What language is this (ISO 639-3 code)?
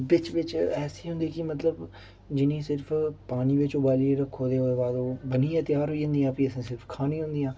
doi